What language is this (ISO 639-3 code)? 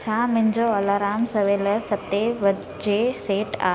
snd